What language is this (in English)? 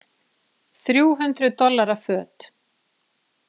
Icelandic